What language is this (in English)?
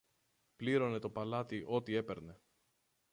Greek